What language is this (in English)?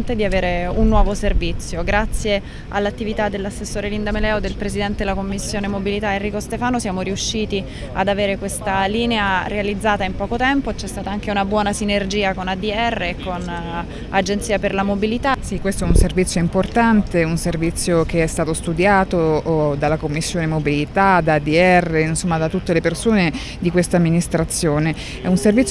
Italian